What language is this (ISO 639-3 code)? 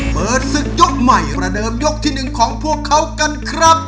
tha